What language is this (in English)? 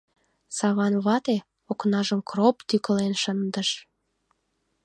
Mari